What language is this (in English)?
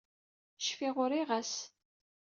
Kabyle